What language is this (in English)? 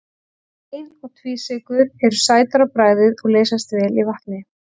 Icelandic